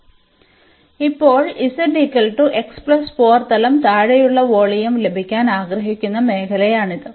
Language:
Malayalam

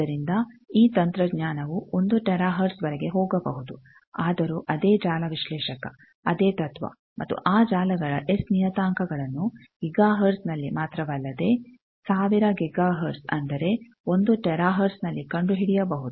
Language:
Kannada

